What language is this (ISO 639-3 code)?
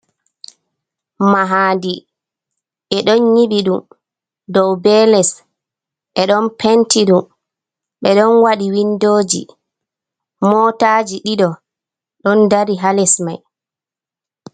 ful